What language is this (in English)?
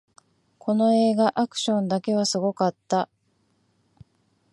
Japanese